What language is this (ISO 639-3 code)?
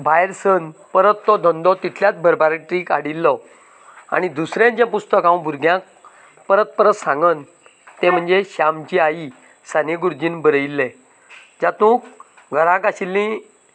kok